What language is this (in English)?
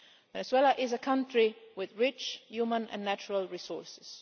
English